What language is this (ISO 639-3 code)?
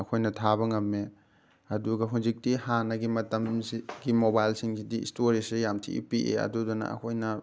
mni